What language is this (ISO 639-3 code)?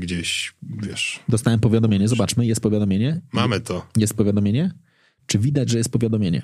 pol